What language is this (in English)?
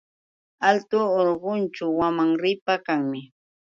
Yauyos Quechua